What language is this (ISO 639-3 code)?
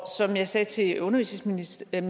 dan